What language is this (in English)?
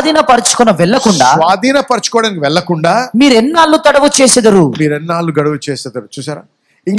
Telugu